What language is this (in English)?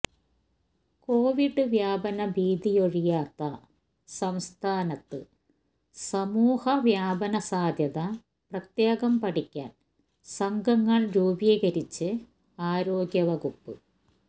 Malayalam